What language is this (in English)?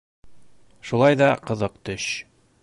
Bashkir